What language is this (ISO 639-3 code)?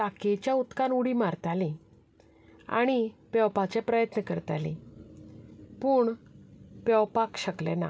kok